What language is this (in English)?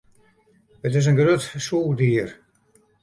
Western Frisian